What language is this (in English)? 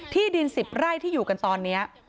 Thai